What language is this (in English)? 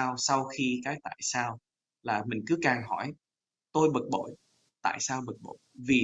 Vietnamese